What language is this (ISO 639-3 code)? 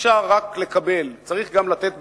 heb